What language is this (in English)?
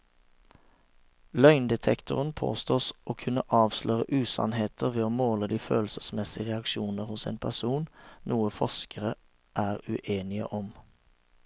Norwegian